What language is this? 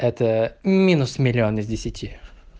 Russian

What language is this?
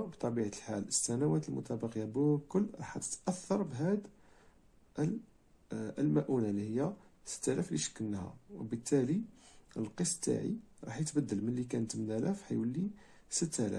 Arabic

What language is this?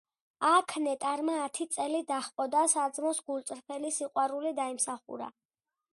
Georgian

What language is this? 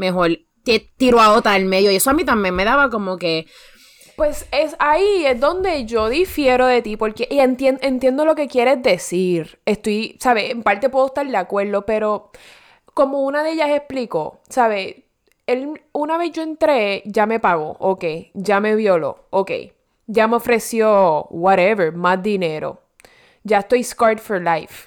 Spanish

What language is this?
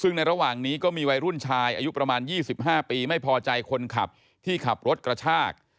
Thai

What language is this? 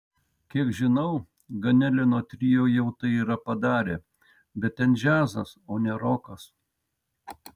Lithuanian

